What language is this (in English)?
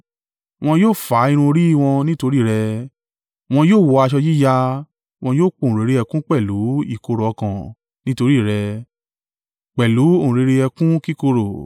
Yoruba